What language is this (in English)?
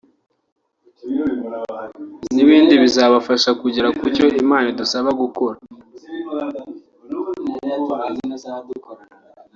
Kinyarwanda